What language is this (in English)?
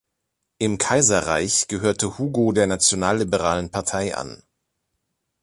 German